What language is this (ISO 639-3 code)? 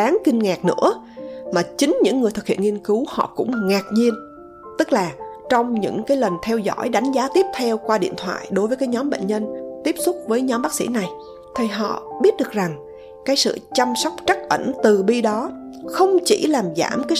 vie